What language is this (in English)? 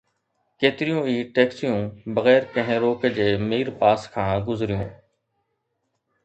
Sindhi